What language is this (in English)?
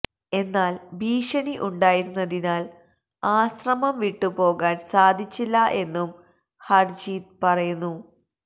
Malayalam